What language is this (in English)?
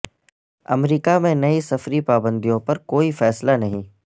Urdu